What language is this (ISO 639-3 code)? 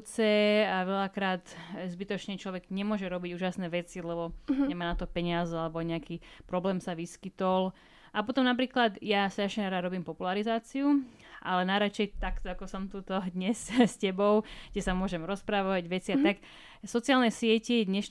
slk